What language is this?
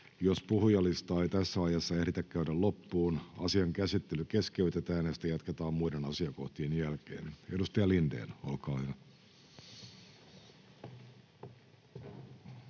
Finnish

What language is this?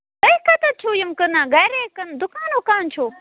Kashmiri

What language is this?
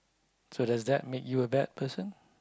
English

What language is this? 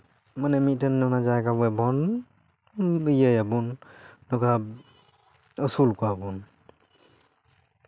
Santali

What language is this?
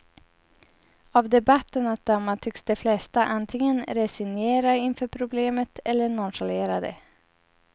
Swedish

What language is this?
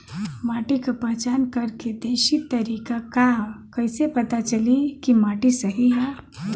Bhojpuri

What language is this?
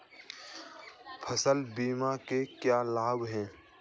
Hindi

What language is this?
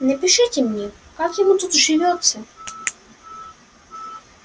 Russian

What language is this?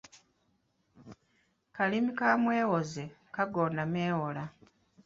Ganda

